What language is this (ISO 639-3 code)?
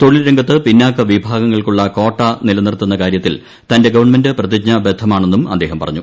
mal